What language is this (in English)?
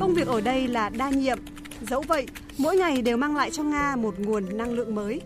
Vietnamese